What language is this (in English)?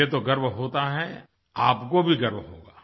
Hindi